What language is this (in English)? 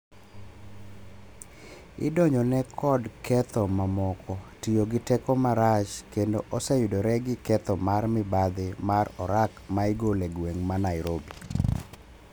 Luo (Kenya and Tanzania)